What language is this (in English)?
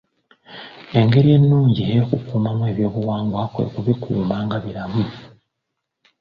Ganda